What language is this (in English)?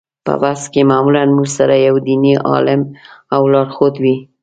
Pashto